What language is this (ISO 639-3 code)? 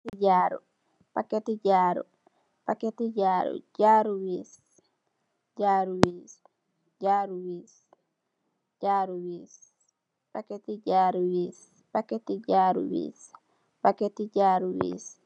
wol